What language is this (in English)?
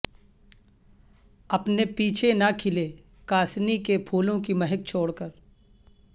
Urdu